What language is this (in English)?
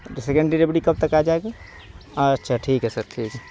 Urdu